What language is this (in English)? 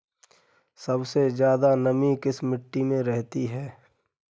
Hindi